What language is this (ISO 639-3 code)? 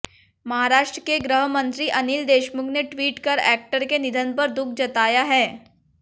hin